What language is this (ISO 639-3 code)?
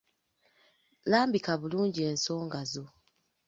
lug